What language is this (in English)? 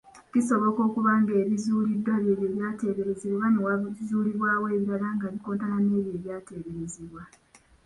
Ganda